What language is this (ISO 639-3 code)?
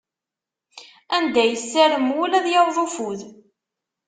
kab